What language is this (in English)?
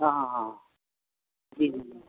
Urdu